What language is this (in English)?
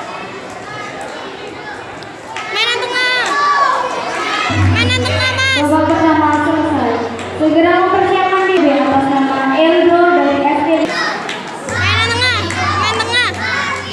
Indonesian